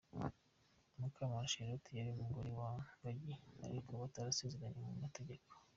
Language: Kinyarwanda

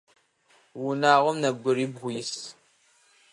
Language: Adyghe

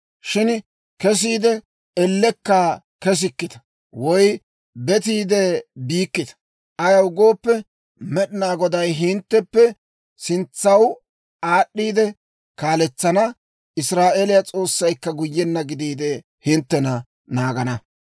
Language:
Dawro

